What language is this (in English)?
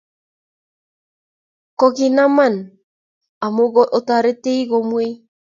Kalenjin